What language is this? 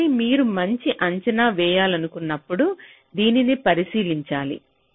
Telugu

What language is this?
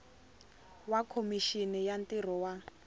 Tsonga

